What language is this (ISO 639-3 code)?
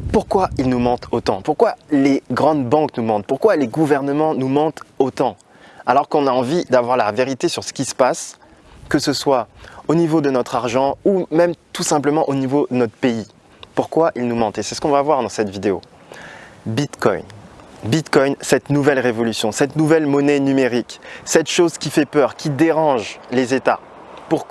fra